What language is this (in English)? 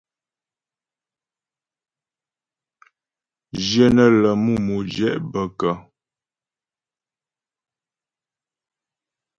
Ghomala